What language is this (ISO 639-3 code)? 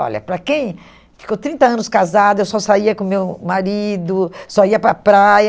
por